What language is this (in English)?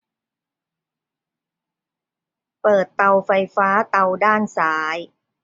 Thai